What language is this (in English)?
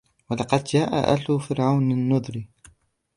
Arabic